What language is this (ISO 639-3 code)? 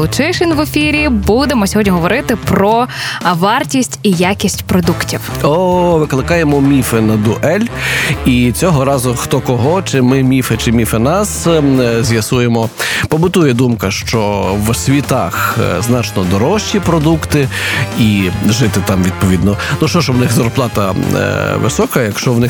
ukr